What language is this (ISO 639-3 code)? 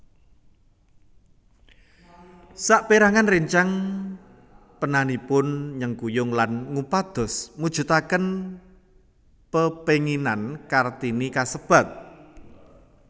jav